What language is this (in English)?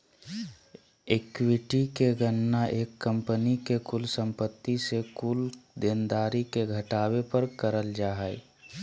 Magahi